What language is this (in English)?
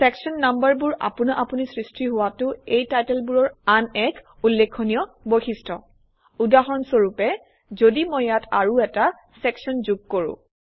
Assamese